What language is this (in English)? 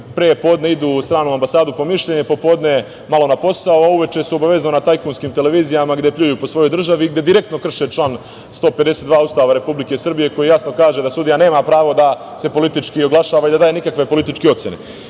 Serbian